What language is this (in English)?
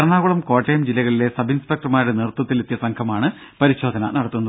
Malayalam